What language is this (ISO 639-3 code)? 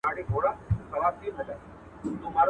pus